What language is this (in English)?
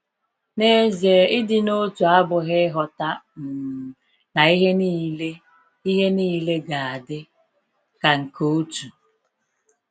Igbo